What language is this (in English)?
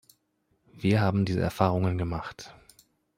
German